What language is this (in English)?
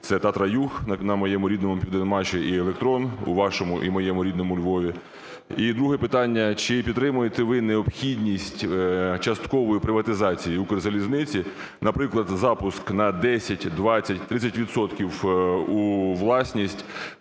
Ukrainian